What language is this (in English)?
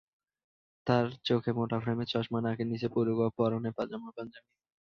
Bangla